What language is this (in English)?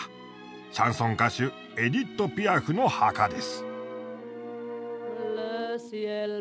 Japanese